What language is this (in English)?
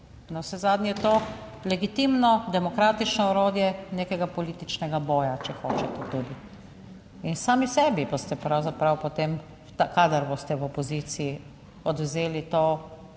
Slovenian